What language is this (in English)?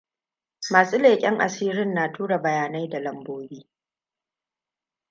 Hausa